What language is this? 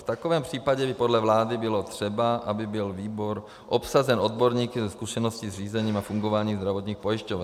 Czech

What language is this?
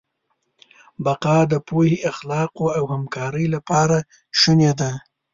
Pashto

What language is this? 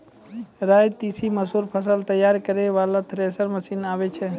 Maithili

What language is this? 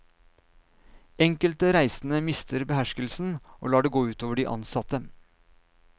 Norwegian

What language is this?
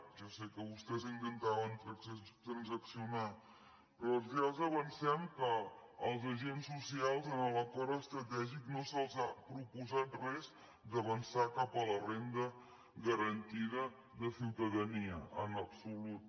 Catalan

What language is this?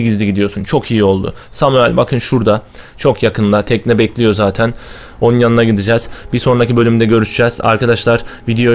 Turkish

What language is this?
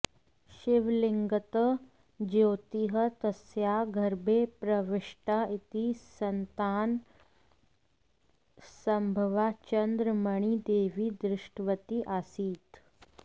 Sanskrit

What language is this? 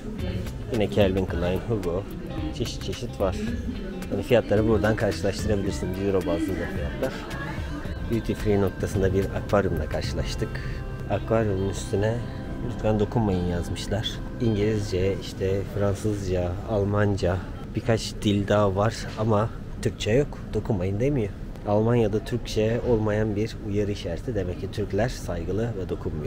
Turkish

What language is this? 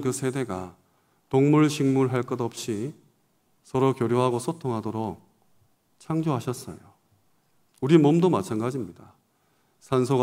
Korean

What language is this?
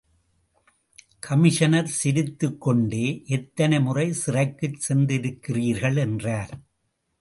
Tamil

